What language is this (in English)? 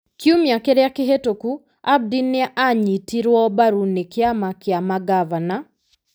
Kikuyu